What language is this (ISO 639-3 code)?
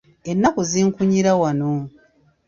lug